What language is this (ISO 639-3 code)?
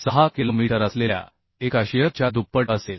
mar